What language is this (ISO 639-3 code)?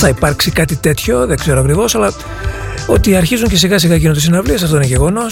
ell